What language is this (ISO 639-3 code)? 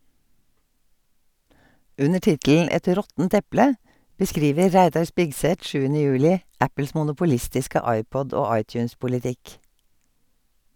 nor